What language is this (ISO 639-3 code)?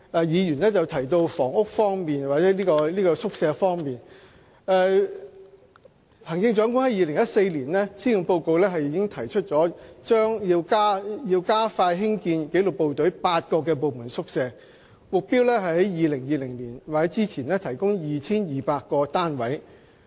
yue